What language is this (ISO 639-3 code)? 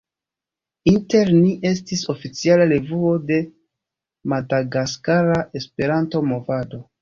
epo